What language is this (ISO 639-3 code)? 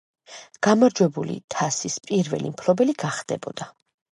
kat